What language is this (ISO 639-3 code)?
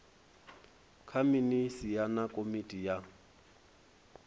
ven